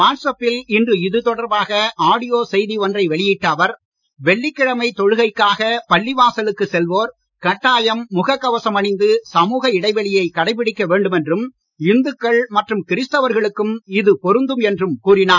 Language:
Tamil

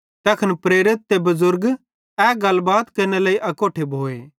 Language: Bhadrawahi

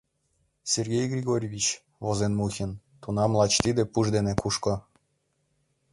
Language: Mari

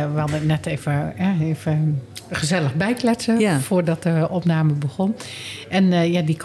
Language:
Dutch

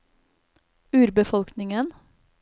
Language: Norwegian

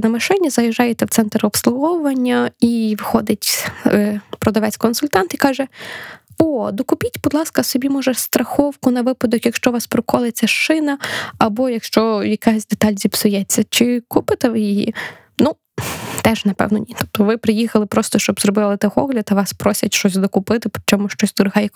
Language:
Ukrainian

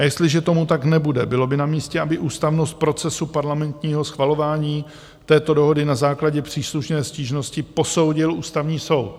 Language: Czech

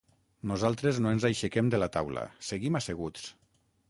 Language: Catalan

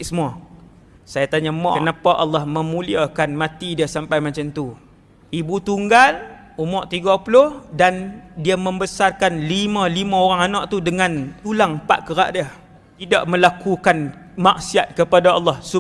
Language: Malay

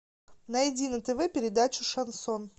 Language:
Russian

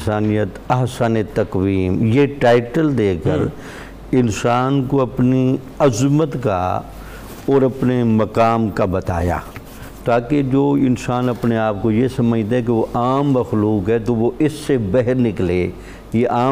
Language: Urdu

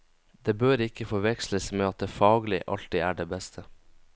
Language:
Norwegian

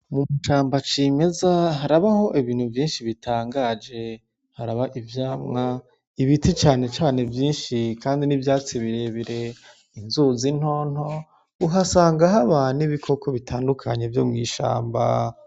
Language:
Rundi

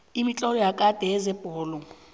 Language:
South Ndebele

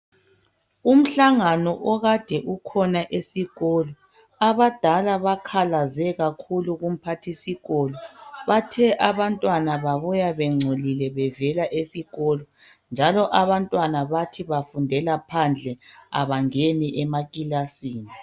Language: North Ndebele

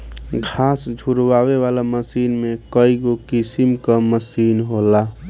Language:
Bhojpuri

